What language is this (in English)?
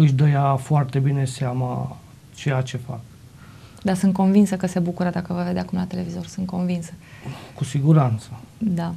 Romanian